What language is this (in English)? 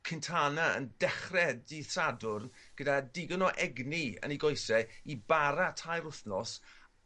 Welsh